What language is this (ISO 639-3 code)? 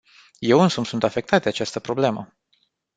ron